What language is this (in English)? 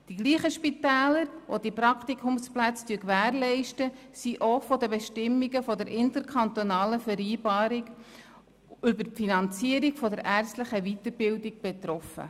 Swiss German